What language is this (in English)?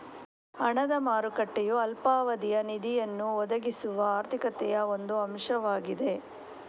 Kannada